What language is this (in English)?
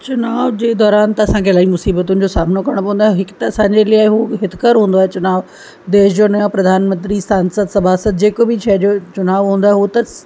Sindhi